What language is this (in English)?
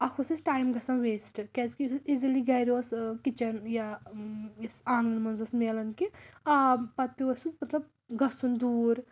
Kashmiri